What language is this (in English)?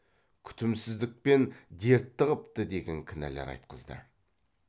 Kazakh